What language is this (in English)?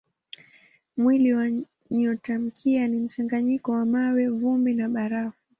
Swahili